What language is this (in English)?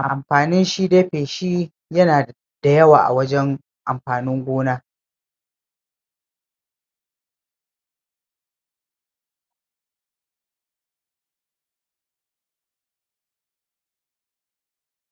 Hausa